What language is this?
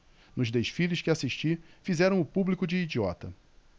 Portuguese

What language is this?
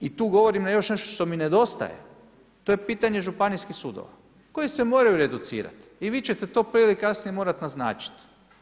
Croatian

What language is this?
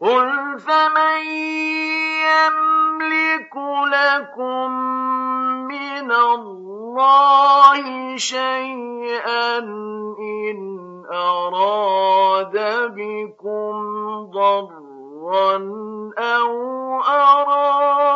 Arabic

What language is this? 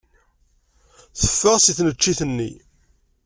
Kabyle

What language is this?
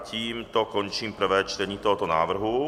Czech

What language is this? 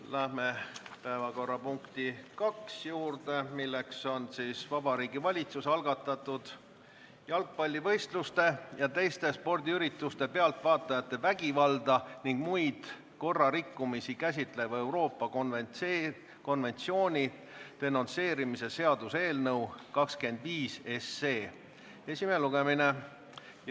Estonian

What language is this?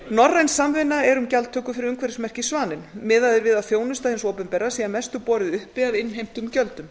Icelandic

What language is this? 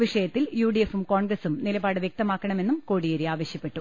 Malayalam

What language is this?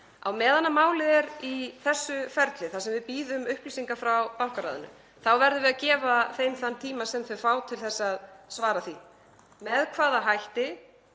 Icelandic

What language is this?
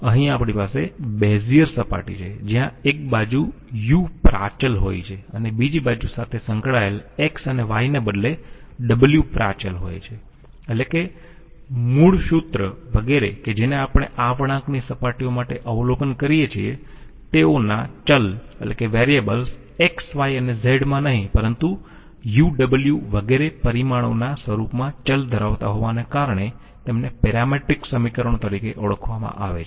Gujarati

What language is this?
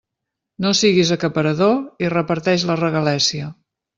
Catalan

